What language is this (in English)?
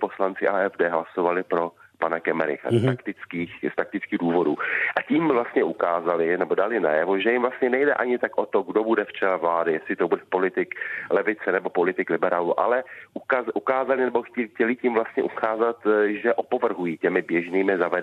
Czech